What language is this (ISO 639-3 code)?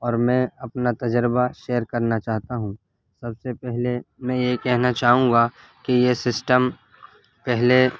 urd